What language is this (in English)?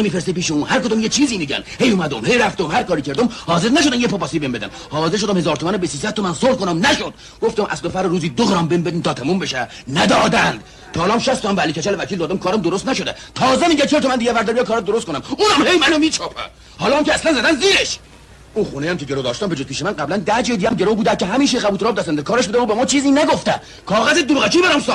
Persian